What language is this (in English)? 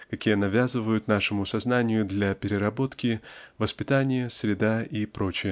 Russian